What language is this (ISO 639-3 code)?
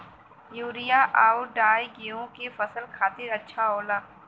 bho